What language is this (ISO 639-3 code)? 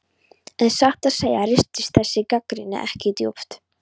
isl